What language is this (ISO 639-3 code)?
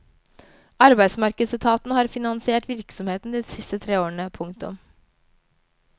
nor